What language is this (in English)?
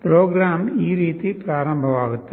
Kannada